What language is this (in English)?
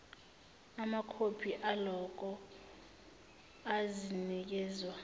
Zulu